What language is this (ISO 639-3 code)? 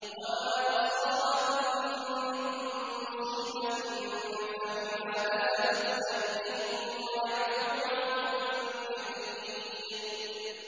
ara